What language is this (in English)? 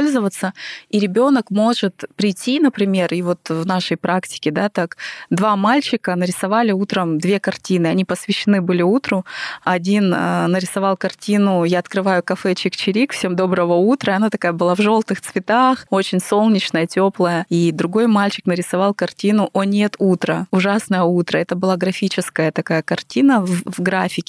Russian